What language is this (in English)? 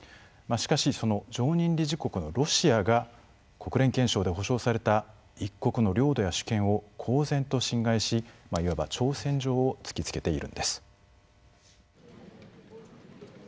Japanese